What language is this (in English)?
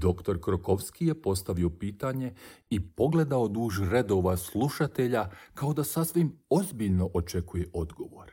Croatian